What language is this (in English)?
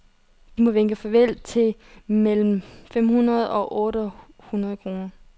Danish